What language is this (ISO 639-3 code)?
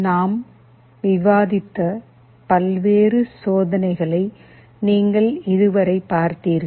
tam